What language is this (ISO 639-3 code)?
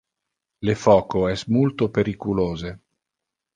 ina